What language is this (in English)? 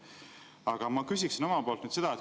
Estonian